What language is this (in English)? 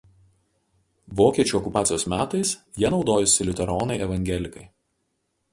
Lithuanian